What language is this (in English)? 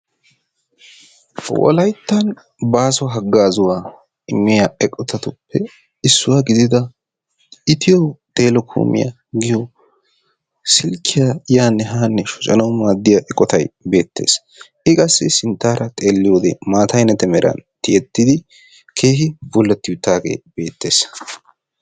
Wolaytta